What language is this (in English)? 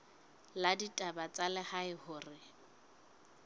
Southern Sotho